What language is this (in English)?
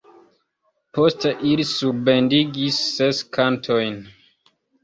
Esperanto